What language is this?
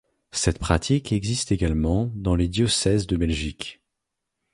French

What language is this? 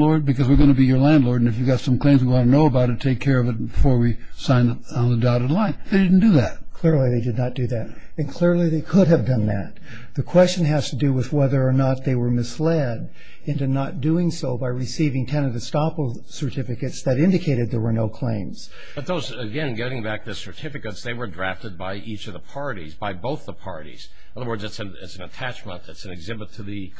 English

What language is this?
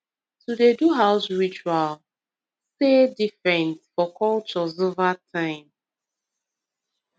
Nigerian Pidgin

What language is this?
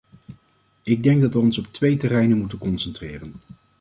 Dutch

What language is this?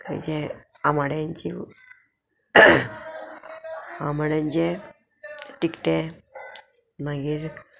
Konkani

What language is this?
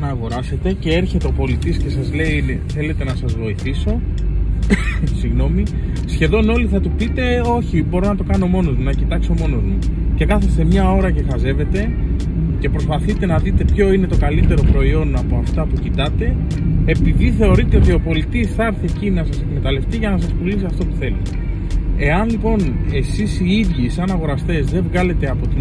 Greek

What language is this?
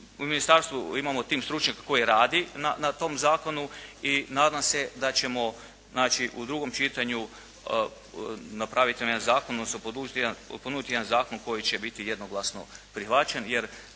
Croatian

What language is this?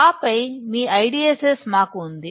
Telugu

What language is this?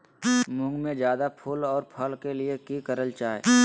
Magahi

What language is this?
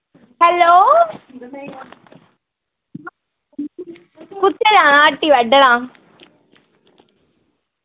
Dogri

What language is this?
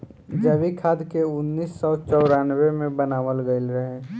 Bhojpuri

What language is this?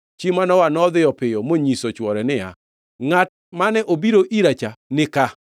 Luo (Kenya and Tanzania)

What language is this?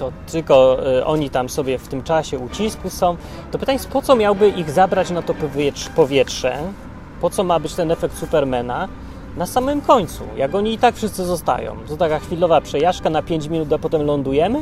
Polish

